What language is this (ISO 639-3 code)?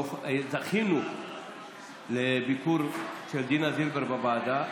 heb